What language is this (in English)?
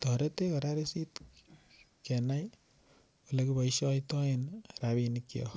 Kalenjin